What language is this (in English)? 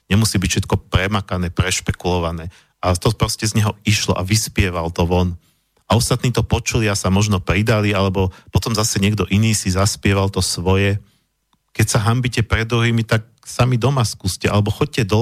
Slovak